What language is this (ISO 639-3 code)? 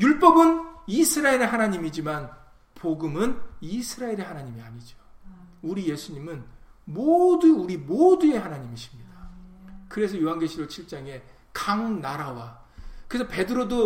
kor